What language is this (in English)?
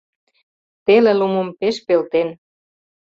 Mari